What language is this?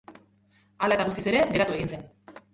Basque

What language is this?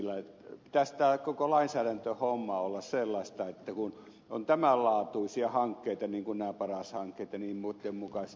Finnish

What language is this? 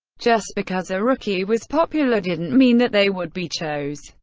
English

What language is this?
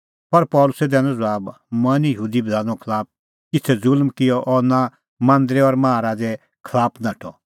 Kullu Pahari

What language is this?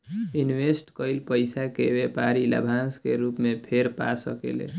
Bhojpuri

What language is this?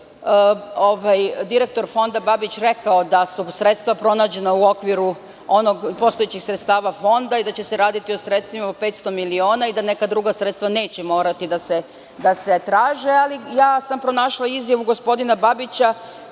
Serbian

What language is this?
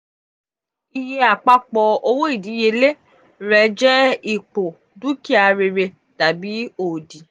Yoruba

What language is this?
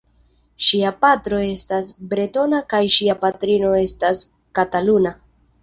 Esperanto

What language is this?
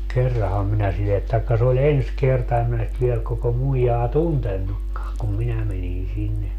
Finnish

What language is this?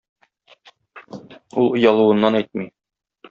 Tatar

